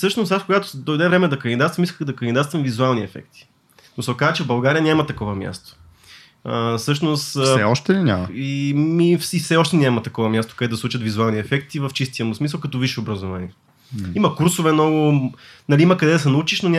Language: Bulgarian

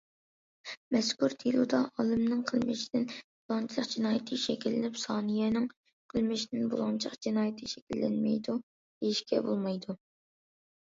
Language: Uyghur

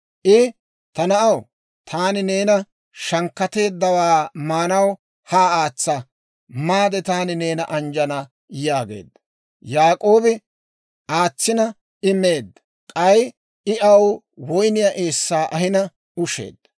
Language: Dawro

